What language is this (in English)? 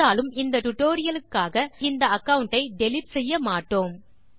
Tamil